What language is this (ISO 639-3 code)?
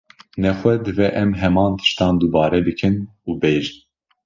kur